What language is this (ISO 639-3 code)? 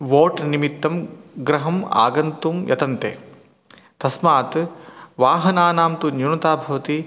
san